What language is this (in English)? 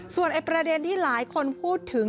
Thai